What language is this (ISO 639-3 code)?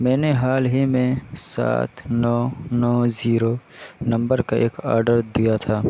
urd